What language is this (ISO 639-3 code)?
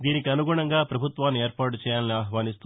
tel